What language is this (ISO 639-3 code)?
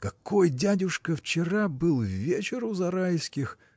rus